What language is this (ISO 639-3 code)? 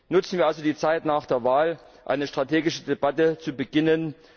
deu